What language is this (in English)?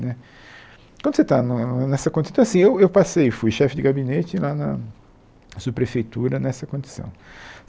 Portuguese